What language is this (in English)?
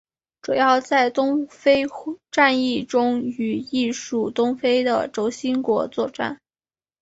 Chinese